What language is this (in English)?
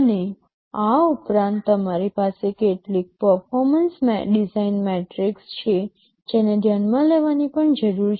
Gujarati